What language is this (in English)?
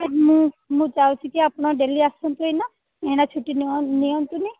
Odia